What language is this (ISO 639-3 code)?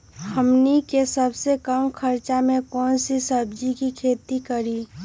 mag